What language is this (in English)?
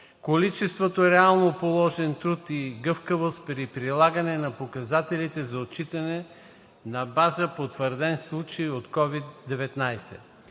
Bulgarian